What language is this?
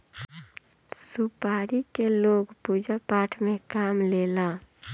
Bhojpuri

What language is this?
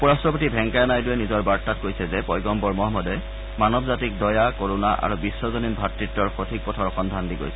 Assamese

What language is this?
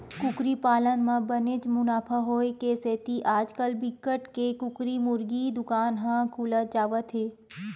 Chhattisgarhi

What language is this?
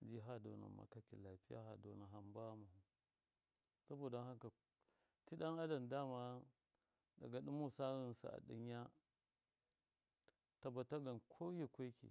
Miya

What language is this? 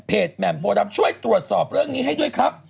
Thai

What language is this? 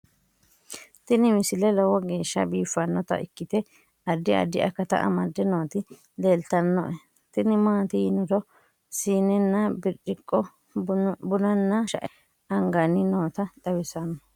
Sidamo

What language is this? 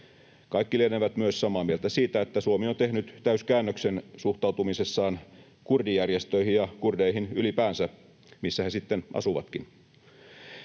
Finnish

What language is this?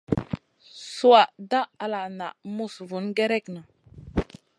Masana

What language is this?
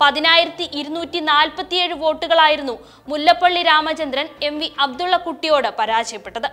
Malayalam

